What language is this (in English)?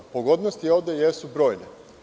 Serbian